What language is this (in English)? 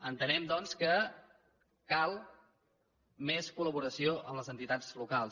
Catalan